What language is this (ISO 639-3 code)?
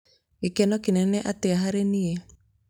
kik